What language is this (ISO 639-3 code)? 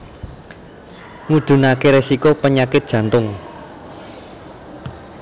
jav